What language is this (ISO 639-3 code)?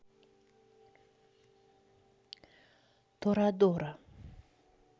rus